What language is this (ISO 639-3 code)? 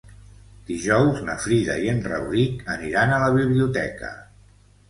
cat